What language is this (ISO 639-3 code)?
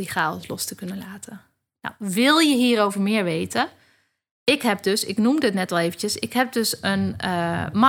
nld